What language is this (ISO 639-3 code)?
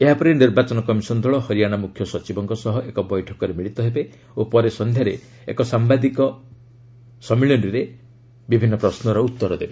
ori